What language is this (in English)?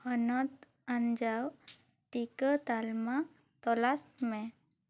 Santali